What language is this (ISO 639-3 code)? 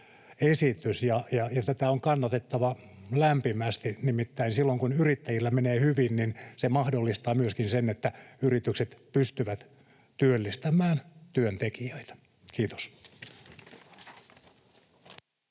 fin